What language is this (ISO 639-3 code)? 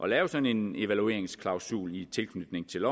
dan